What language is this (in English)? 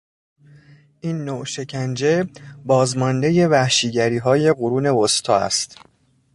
Persian